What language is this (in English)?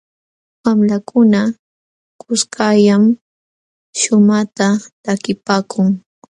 Jauja Wanca Quechua